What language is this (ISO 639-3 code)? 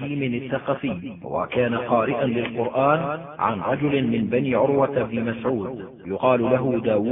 ara